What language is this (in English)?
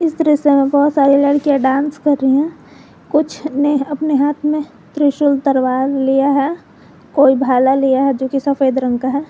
Hindi